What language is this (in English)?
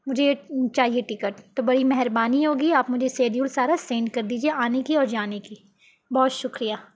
Urdu